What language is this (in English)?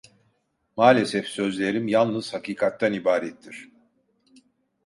Turkish